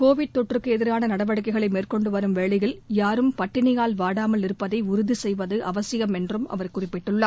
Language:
Tamil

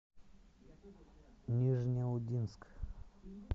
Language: Russian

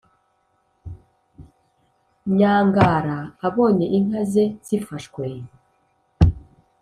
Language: Kinyarwanda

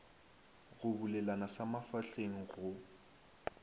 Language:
Northern Sotho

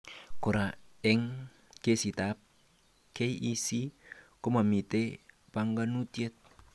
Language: Kalenjin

